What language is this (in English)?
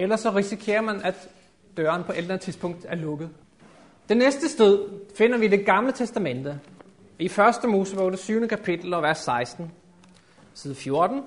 Danish